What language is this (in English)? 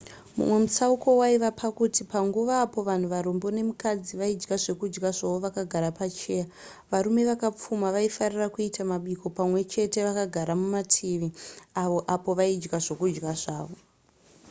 Shona